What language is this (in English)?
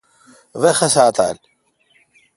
Kalkoti